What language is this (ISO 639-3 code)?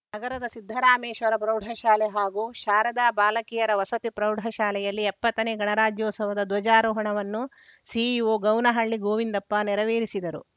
kan